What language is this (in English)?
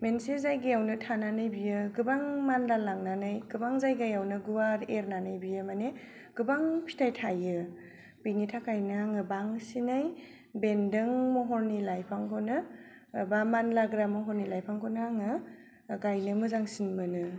Bodo